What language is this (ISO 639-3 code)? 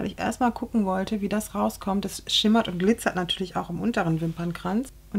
deu